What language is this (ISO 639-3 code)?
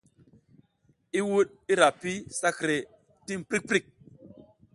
giz